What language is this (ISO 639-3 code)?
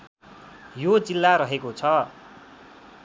nep